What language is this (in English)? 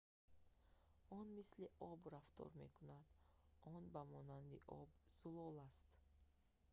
Tajik